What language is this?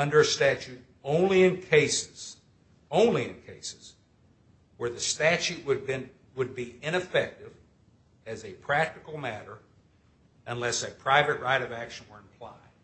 English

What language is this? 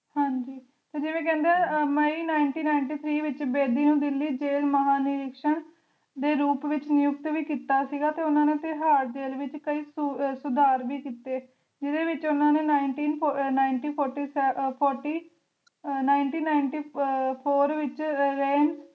Punjabi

